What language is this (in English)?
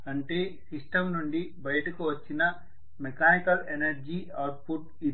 Telugu